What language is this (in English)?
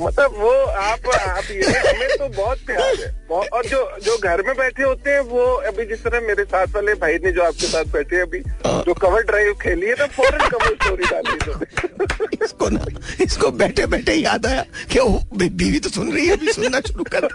Hindi